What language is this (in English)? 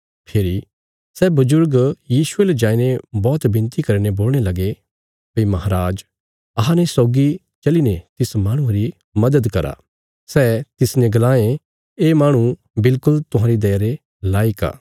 Bilaspuri